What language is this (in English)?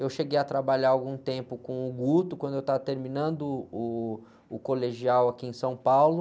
Portuguese